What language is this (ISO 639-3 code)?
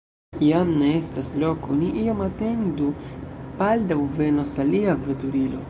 epo